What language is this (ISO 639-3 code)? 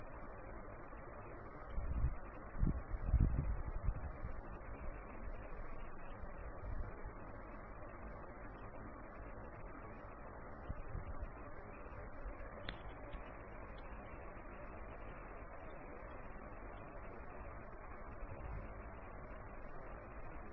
hin